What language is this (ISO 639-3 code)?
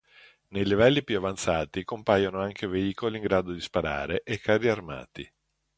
ita